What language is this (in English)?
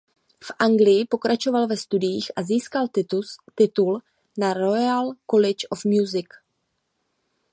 Czech